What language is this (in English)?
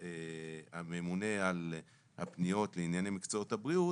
Hebrew